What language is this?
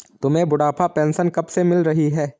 Hindi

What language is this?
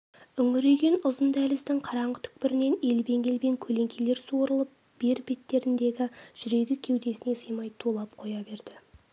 Kazakh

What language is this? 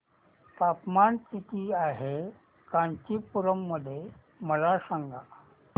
Marathi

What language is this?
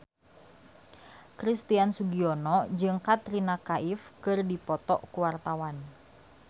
Sundanese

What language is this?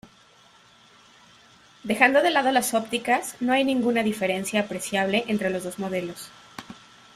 Spanish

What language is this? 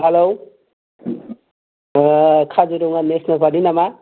Bodo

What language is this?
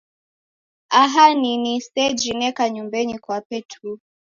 Taita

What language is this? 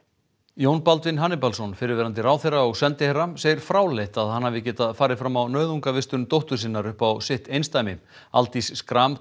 Icelandic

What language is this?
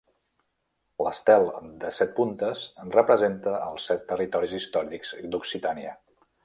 Catalan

